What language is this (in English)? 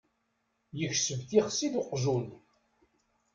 Kabyle